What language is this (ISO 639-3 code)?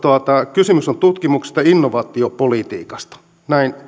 fin